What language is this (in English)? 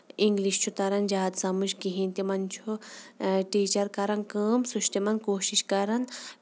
Kashmiri